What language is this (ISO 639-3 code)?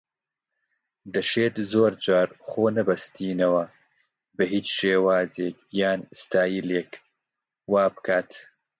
ckb